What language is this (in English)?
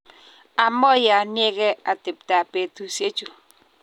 Kalenjin